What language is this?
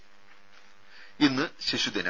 Malayalam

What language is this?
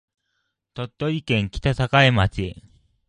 Japanese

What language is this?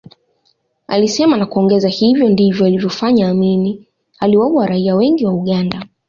Swahili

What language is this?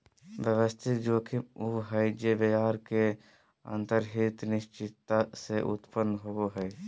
Magahi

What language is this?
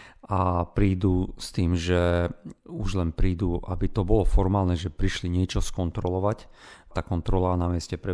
Slovak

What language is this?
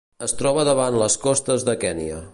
Catalan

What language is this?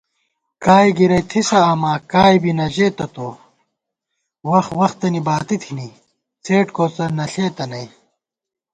Gawar-Bati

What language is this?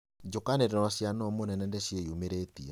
Kikuyu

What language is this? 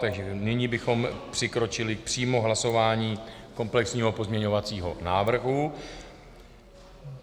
Czech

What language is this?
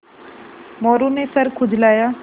Hindi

